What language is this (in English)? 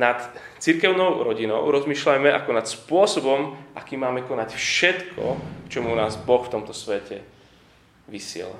Slovak